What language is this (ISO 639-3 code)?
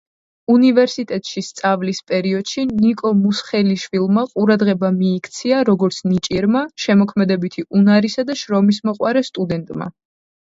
kat